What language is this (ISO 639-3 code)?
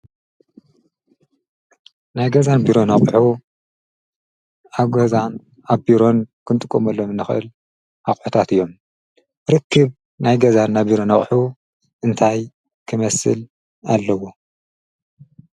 tir